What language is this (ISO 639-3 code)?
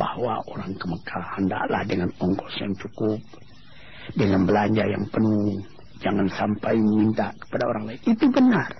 msa